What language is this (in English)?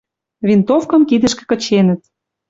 Western Mari